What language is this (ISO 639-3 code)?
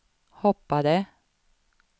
swe